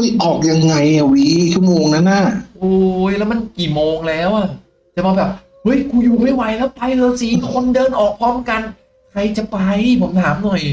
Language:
Thai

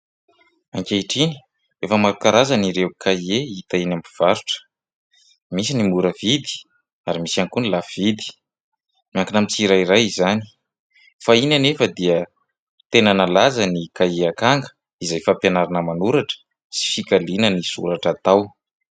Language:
Malagasy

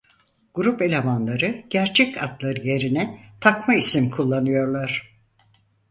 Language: Turkish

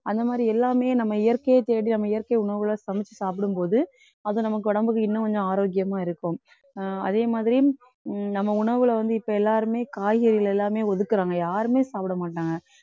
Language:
Tamil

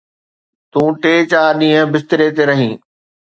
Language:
Sindhi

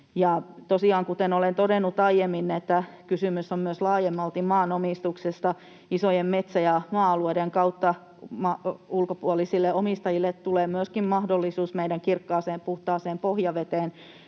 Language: Finnish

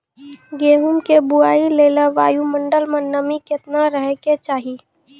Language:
Maithili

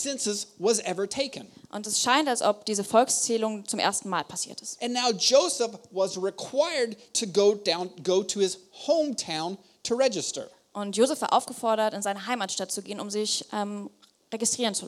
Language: German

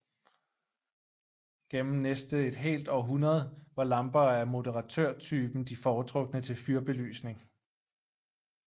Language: Danish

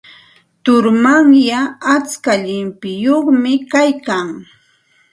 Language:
Santa Ana de Tusi Pasco Quechua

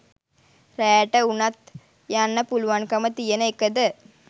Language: Sinhala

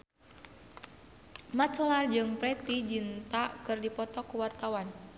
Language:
Sundanese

